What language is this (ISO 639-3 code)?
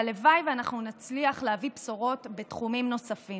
heb